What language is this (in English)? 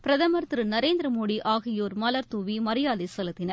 Tamil